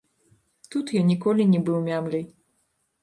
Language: Belarusian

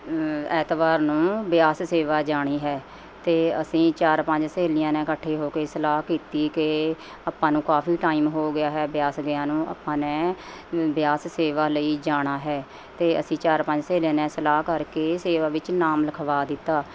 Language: Punjabi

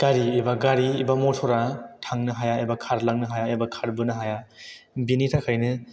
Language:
Bodo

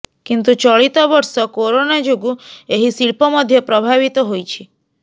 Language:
Odia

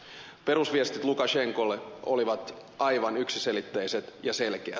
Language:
Finnish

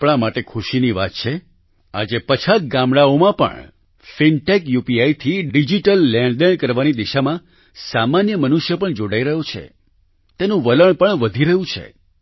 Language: Gujarati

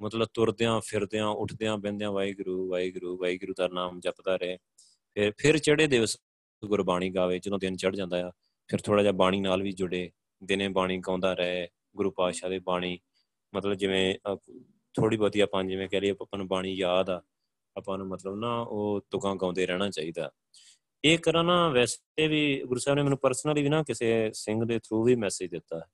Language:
Punjabi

